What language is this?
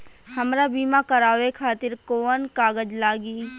Bhojpuri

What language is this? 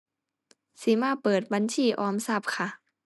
Thai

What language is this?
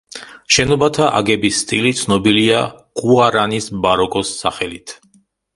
Georgian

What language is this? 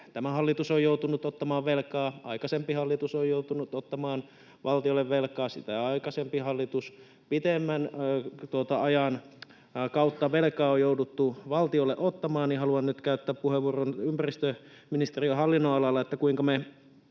Finnish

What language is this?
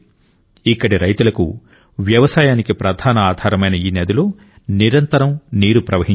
Telugu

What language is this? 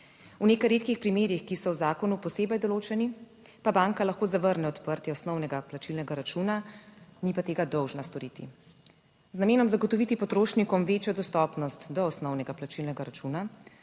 Slovenian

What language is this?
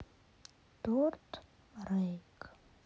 Russian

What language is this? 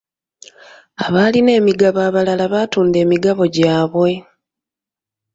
Ganda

